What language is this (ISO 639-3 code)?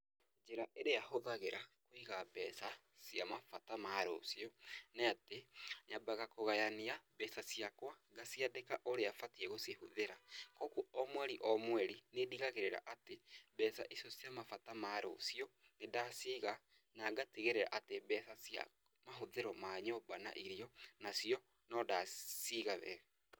kik